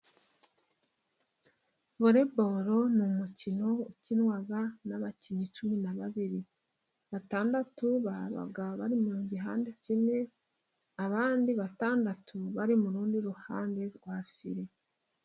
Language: Kinyarwanda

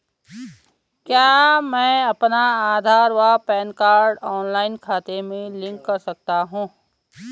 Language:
Hindi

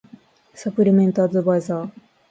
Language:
Japanese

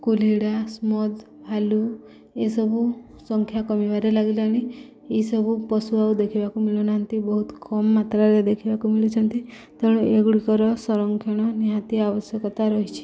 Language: Odia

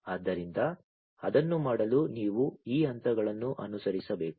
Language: Kannada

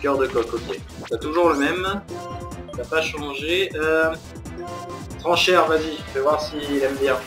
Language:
French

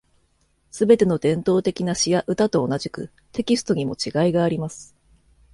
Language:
Japanese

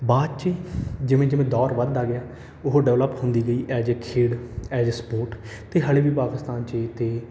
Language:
Punjabi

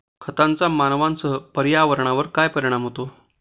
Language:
Marathi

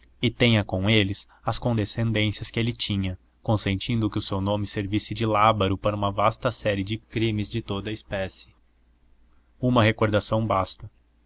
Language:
Portuguese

